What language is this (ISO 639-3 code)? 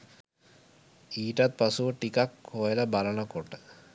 sin